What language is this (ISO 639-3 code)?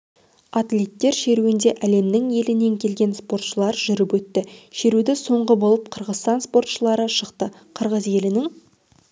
kaz